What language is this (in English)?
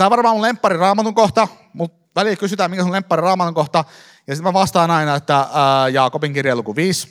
Finnish